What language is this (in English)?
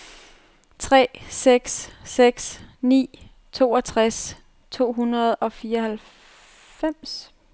Danish